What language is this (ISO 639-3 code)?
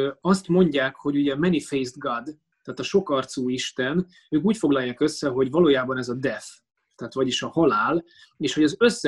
hun